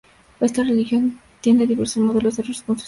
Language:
Spanish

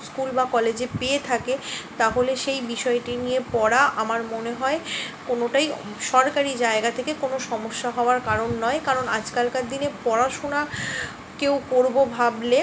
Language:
Bangla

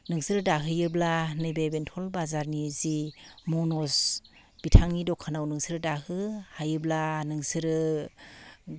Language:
Bodo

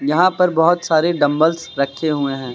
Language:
Hindi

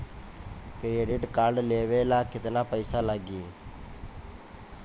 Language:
Bhojpuri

